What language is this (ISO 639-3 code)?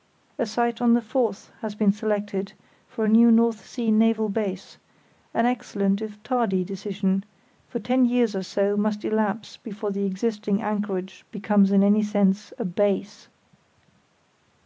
eng